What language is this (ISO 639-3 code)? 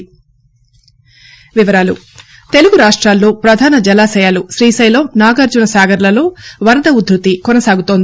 tel